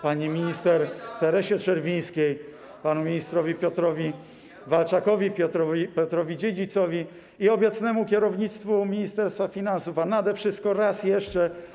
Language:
Polish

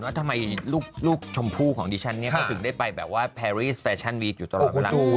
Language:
Thai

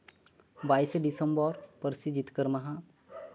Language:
Santali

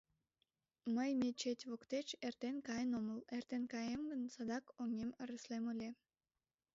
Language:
Mari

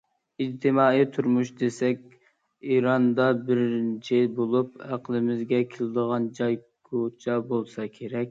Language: Uyghur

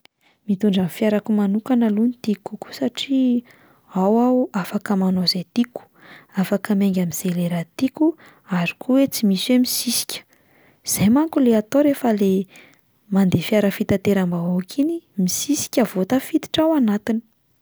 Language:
Malagasy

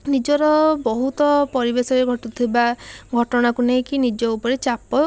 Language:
Odia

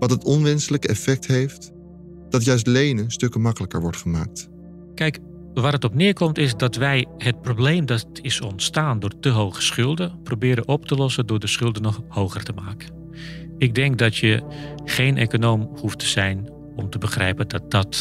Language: Dutch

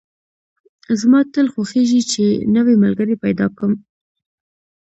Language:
Pashto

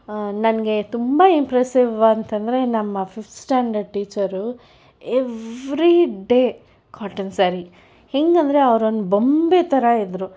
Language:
Kannada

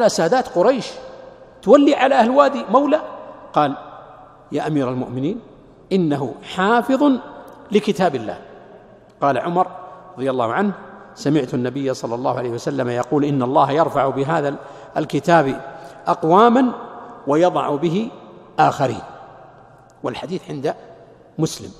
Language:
Arabic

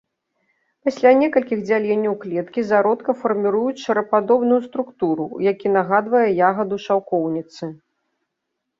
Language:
Belarusian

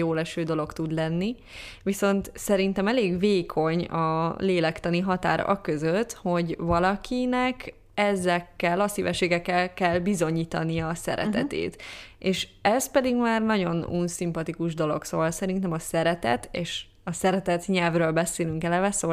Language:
Hungarian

